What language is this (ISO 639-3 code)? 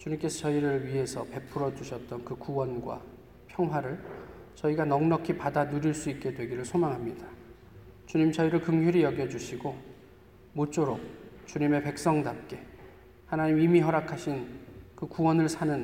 kor